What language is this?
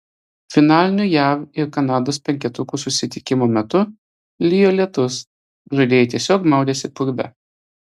Lithuanian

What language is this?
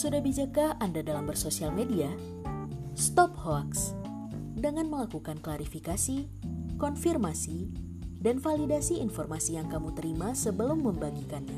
Indonesian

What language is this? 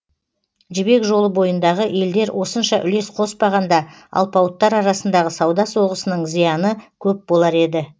Kazakh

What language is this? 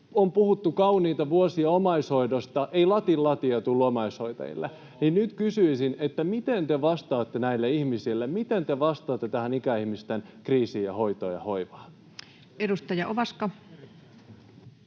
Finnish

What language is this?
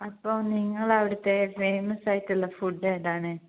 Malayalam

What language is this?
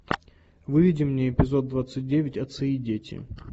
Russian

